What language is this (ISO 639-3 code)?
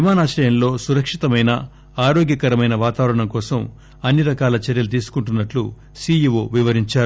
tel